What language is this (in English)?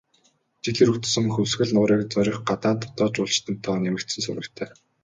Mongolian